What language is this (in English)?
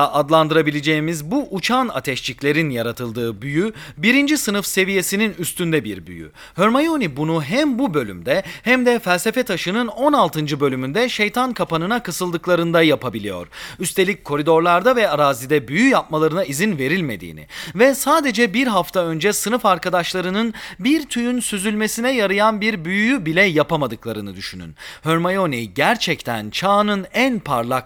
Turkish